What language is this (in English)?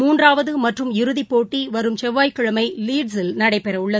Tamil